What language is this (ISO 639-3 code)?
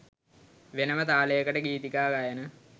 sin